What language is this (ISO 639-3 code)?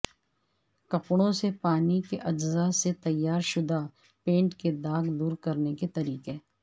urd